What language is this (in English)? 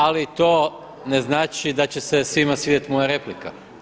Croatian